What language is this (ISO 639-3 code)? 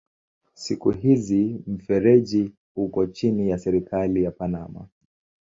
swa